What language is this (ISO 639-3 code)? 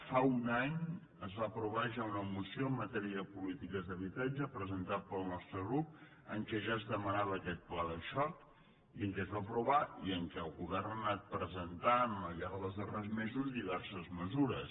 cat